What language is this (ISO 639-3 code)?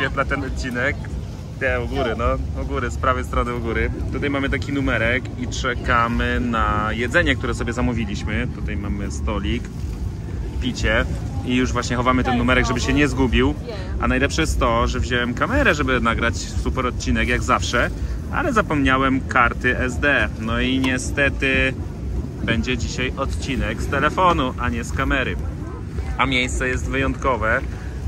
pol